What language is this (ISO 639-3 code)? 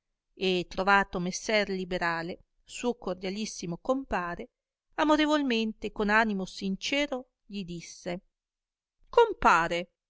ita